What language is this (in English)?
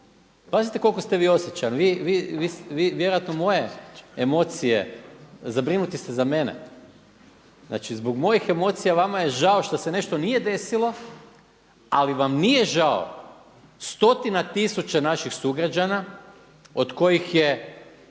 Croatian